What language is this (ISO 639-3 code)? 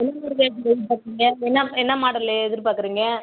tam